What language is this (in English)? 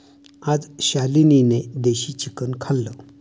Marathi